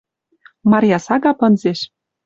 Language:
Western Mari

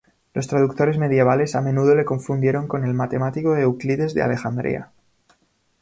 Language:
Spanish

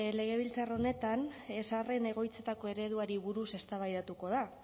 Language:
Basque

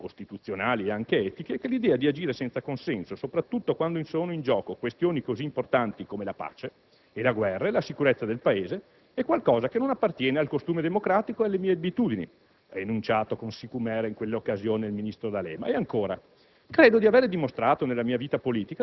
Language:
Italian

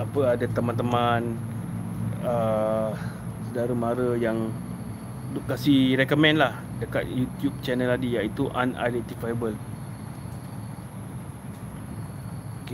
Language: Malay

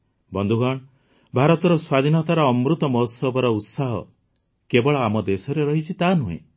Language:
Odia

